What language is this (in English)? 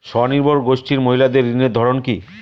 Bangla